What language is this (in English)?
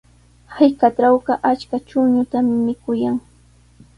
Sihuas Ancash Quechua